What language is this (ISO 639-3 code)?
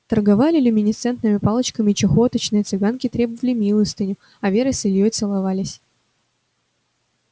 rus